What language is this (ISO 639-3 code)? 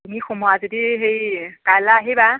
asm